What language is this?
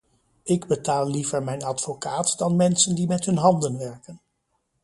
Dutch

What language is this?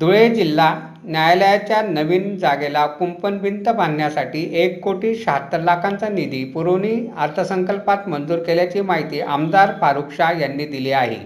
Marathi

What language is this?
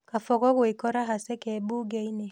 Kikuyu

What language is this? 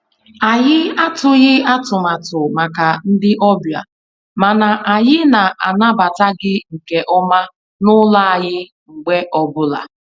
Igbo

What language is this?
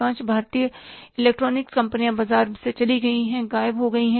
Hindi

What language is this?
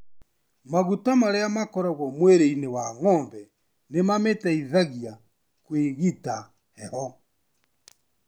Kikuyu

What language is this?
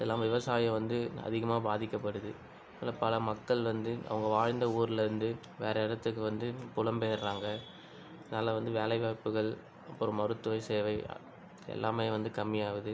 Tamil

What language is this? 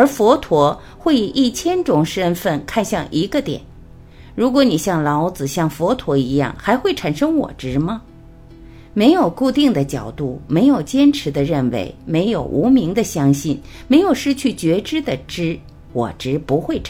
Chinese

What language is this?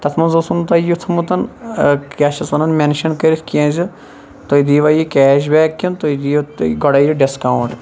Kashmiri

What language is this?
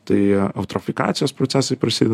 Lithuanian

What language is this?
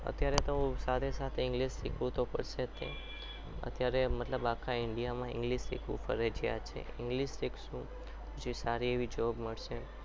Gujarati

